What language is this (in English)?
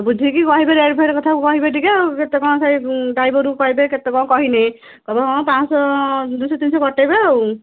Odia